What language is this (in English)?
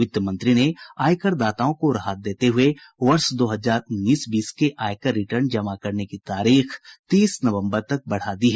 Hindi